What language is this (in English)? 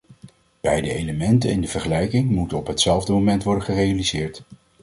Dutch